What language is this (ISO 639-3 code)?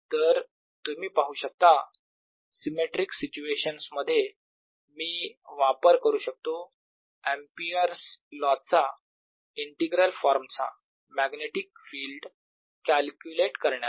mar